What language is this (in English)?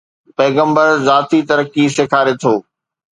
Sindhi